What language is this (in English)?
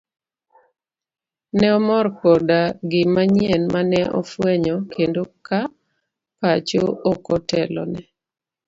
Luo (Kenya and Tanzania)